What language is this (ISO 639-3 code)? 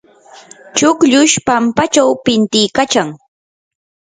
qur